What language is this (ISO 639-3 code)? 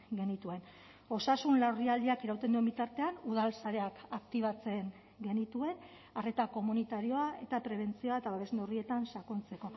eus